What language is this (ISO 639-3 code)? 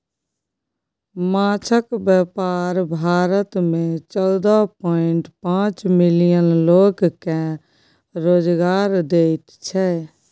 mai